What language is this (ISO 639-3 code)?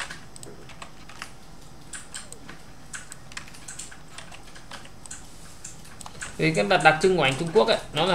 vie